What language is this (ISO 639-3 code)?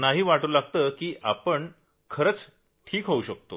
mar